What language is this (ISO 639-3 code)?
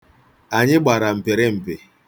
ibo